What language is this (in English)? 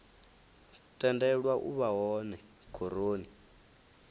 Venda